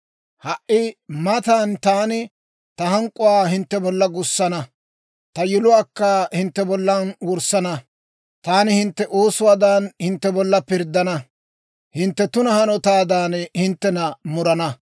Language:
Dawro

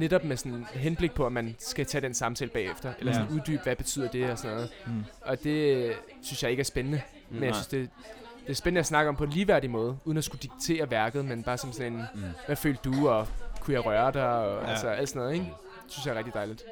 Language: Danish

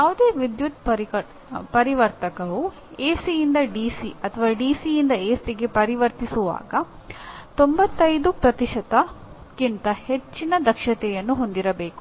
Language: Kannada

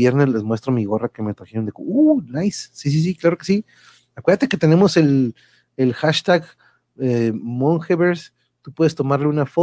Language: Spanish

